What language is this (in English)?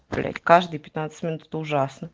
Russian